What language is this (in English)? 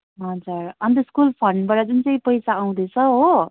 Nepali